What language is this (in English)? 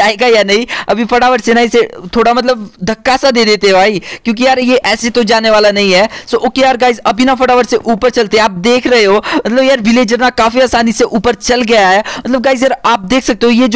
Hindi